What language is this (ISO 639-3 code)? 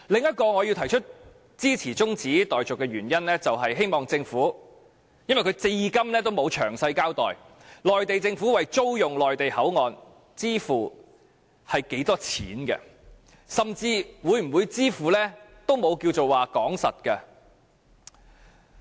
yue